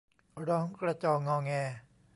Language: Thai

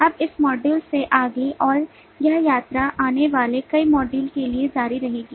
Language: Hindi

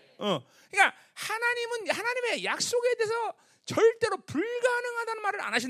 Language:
Korean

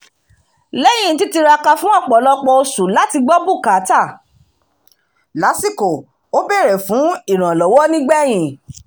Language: Yoruba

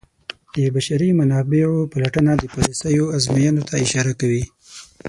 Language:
Pashto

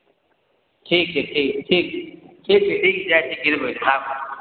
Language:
Maithili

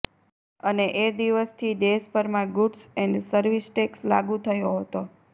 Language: Gujarati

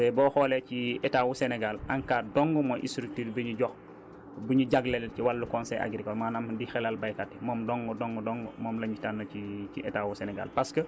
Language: Wolof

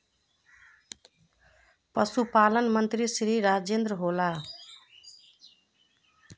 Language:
Magahi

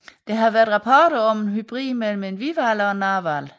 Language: Danish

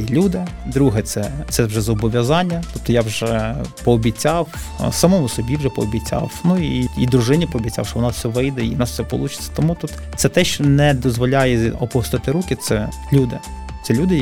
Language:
Ukrainian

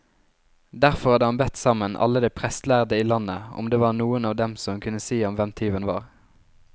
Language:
Norwegian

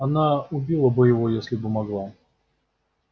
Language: Russian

